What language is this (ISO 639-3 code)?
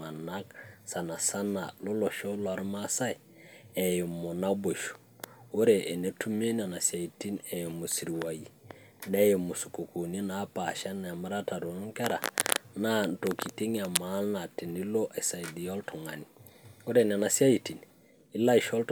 mas